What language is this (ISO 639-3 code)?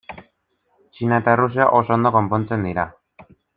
eus